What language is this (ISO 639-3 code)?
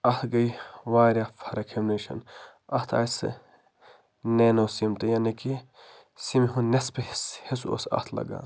kas